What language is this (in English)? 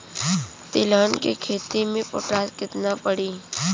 Bhojpuri